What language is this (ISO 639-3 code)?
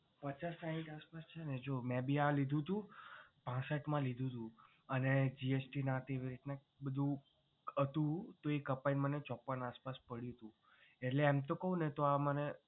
guj